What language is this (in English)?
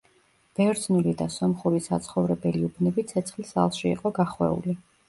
Georgian